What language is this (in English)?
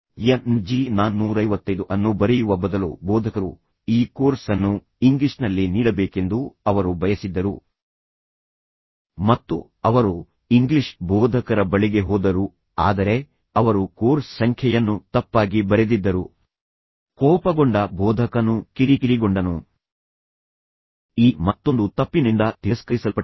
Kannada